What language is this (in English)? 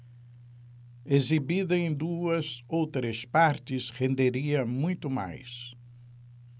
Portuguese